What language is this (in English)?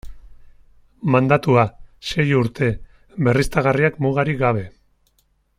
Basque